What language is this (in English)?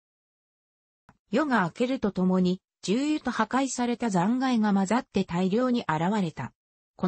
Japanese